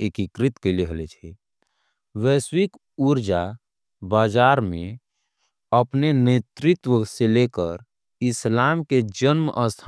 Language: Angika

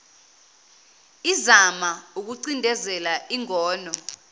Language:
Zulu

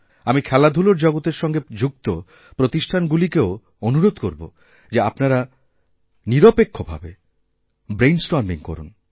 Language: Bangla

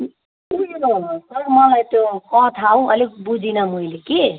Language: Nepali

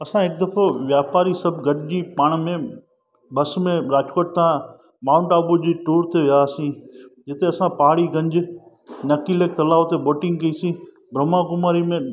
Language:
Sindhi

